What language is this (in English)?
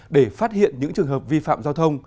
Vietnamese